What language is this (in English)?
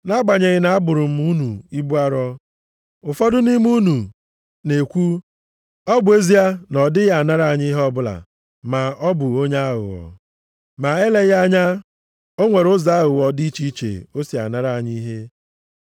Igbo